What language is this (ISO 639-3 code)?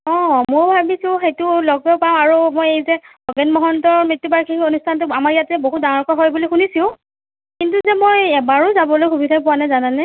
asm